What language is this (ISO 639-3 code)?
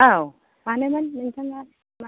brx